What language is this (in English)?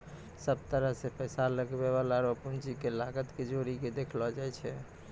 Maithili